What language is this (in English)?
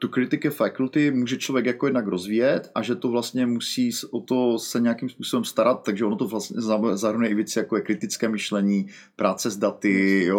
Czech